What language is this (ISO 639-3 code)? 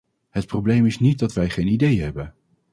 nld